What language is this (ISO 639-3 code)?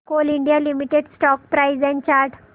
mar